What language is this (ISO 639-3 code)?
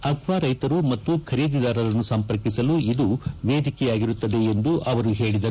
kan